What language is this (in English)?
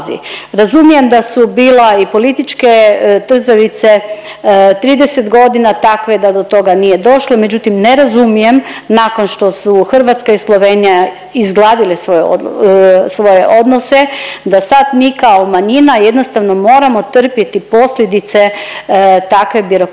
Croatian